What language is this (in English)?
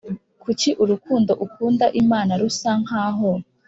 Kinyarwanda